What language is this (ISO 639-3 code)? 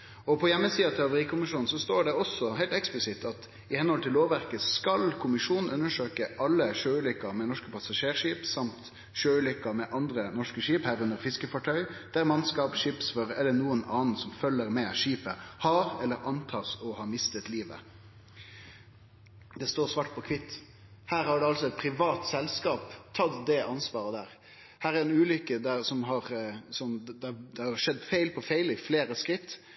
nno